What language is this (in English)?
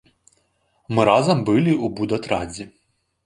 Belarusian